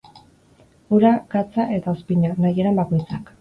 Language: Basque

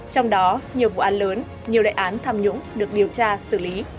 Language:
Vietnamese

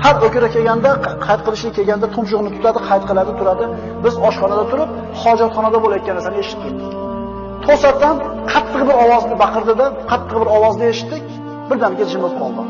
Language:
Uzbek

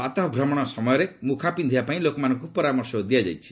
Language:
Odia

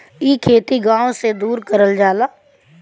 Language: Bhojpuri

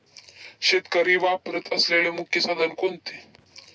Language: Marathi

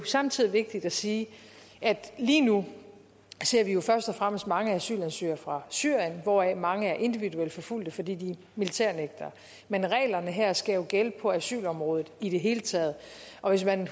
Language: Danish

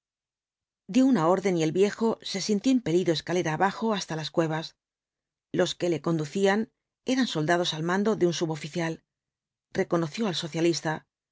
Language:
Spanish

